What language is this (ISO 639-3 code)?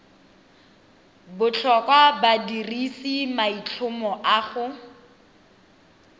tsn